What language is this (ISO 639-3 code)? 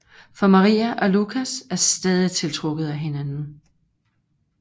dan